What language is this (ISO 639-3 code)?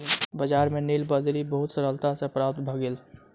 mai